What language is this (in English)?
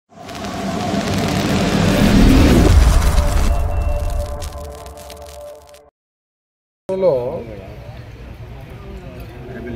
Telugu